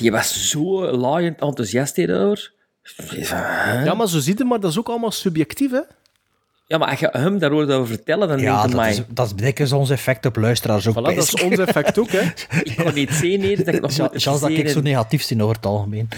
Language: Dutch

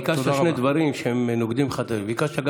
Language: Hebrew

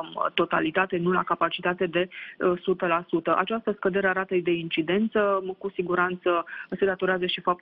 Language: Romanian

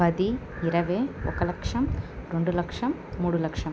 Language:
Telugu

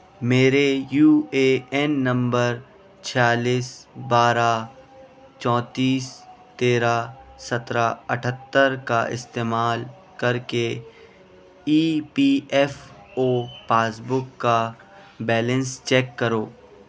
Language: Urdu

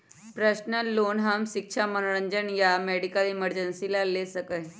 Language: Magahi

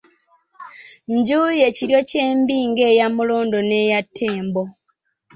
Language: Ganda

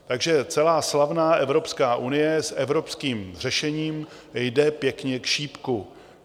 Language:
Czech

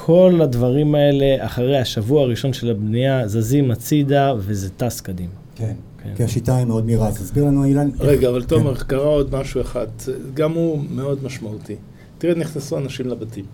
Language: Hebrew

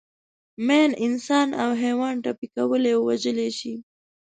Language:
Pashto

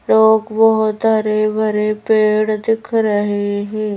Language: Hindi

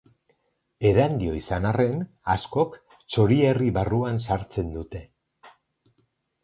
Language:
Basque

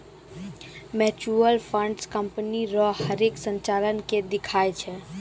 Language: Maithili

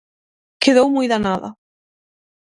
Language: Galician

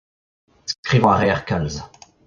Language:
Breton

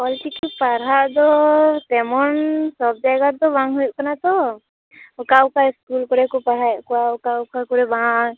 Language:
Santali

